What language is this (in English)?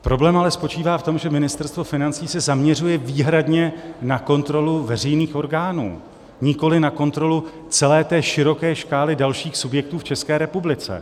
Czech